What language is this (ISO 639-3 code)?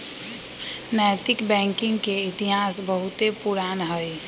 mag